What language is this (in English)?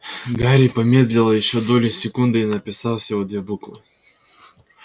Russian